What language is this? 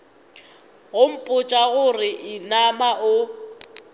Northern Sotho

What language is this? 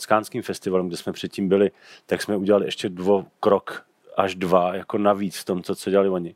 Czech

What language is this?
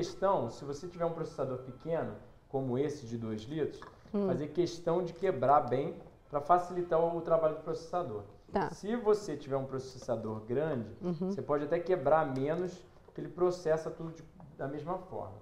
Portuguese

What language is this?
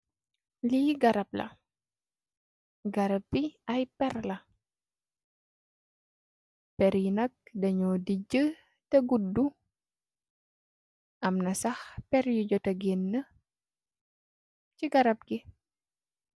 Wolof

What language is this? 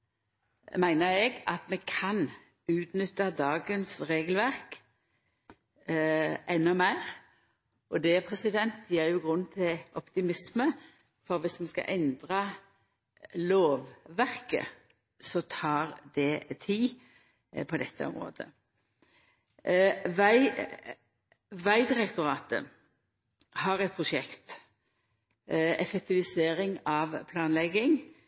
Norwegian Nynorsk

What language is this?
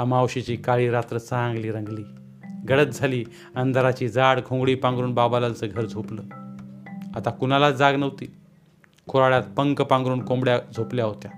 Marathi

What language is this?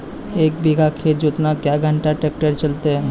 Maithili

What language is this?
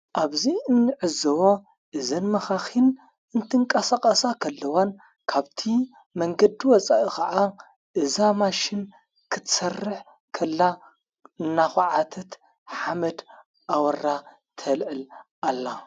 Tigrinya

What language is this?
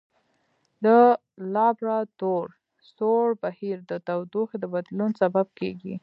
Pashto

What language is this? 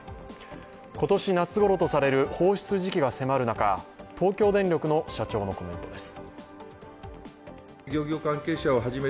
Japanese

